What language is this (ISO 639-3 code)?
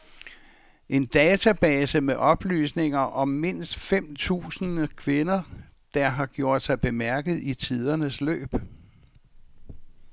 dan